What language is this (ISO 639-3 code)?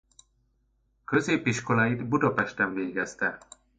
hun